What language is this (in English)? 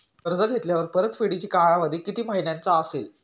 Marathi